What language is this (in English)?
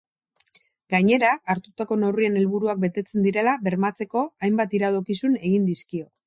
Basque